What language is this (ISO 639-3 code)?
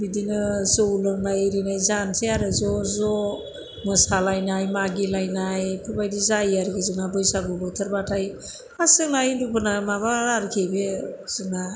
brx